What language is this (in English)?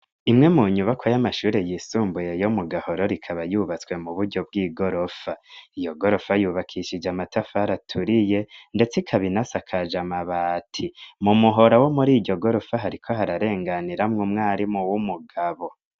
Rundi